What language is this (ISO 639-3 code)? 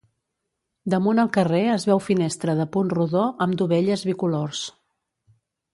cat